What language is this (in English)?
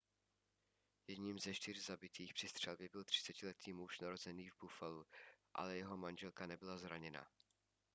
Czech